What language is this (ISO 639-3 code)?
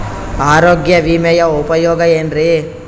kan